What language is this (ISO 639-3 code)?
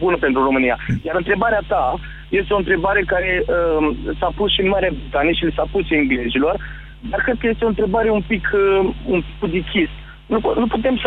ron